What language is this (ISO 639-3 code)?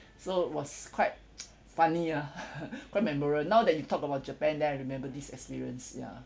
eng